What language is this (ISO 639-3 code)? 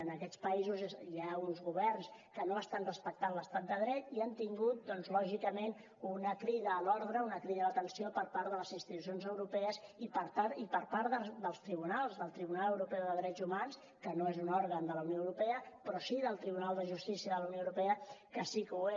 cat